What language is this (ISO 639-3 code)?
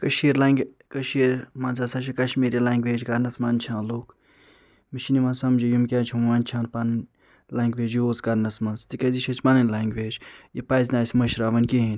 kas